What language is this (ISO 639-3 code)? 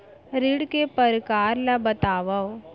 hne